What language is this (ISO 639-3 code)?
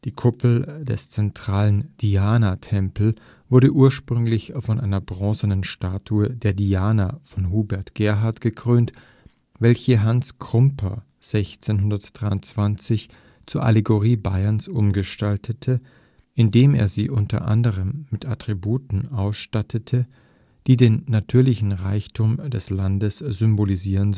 deu